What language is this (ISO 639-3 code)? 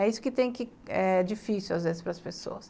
por